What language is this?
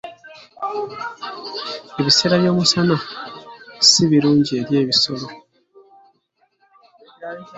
Ganda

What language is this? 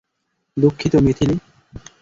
Bangla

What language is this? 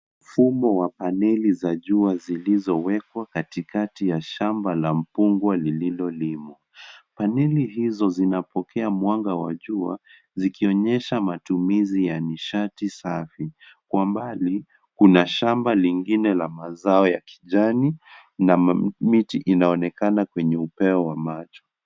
Swahili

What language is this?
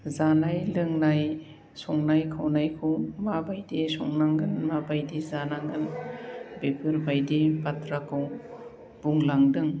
Bodo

